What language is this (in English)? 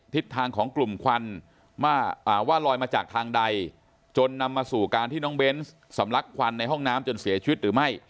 Thai